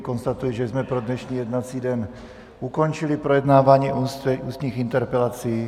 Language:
Czech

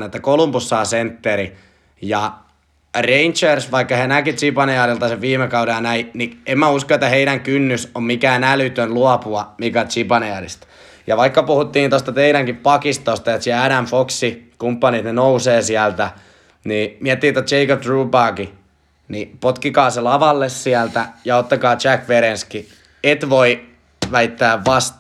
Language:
Finnish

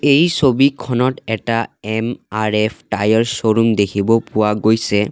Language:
Assamese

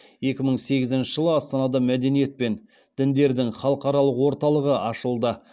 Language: Kazakh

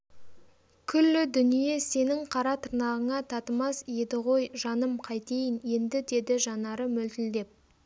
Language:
Kazakh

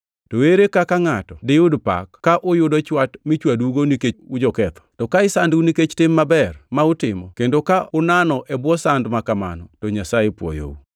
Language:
Luo (Kenya and Tanzania)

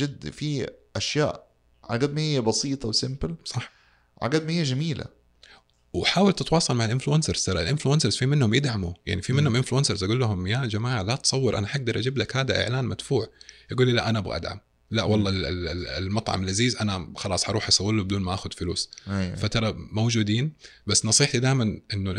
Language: Arabic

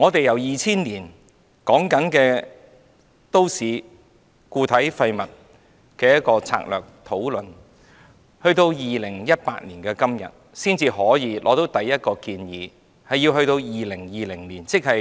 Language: Cantonese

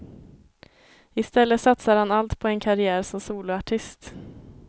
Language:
Swedish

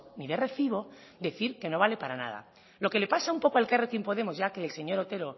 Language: Spanish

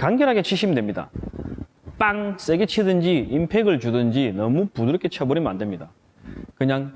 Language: Korean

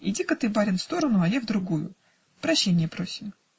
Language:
Russian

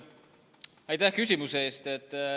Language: Estonian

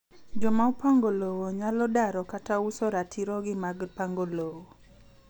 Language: Luo (Kenya and Tanzania)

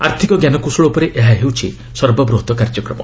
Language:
Odia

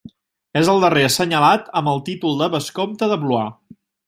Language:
Catalan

